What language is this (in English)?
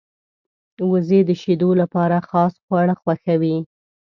Pashto